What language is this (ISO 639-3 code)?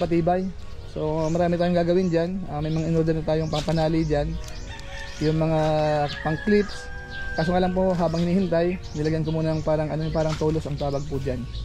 fil